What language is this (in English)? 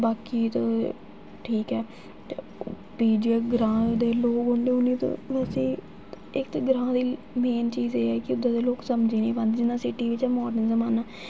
Dogri